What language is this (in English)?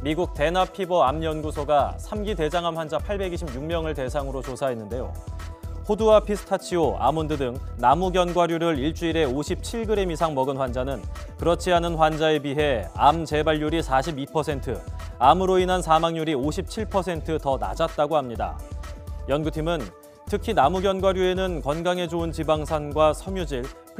Korean